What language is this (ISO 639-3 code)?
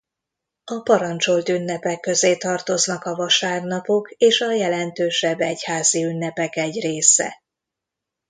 hun